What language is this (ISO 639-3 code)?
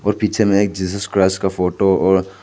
hin